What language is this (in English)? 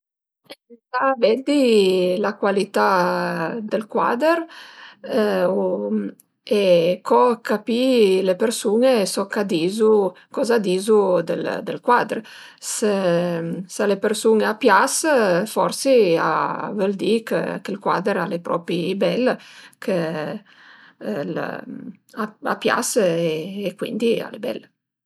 Piedmontese